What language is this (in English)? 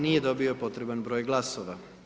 Croatian